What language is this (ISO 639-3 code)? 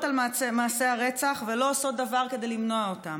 heb